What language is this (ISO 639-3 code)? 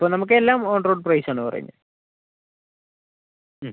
mal